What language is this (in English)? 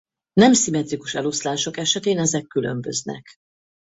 Hungarian